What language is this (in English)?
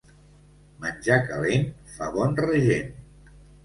Catalan